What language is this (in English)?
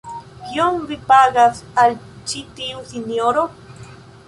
Esperanto